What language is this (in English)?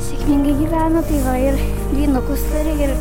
Lithuanian